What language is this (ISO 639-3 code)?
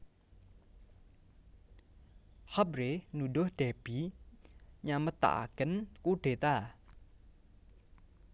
jav